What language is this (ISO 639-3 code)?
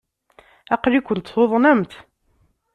kab